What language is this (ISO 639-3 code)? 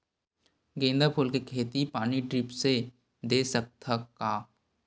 hne